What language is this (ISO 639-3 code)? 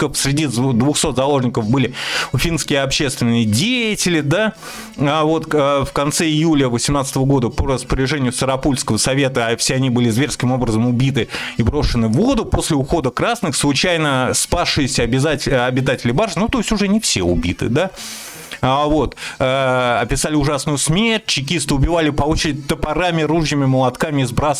rus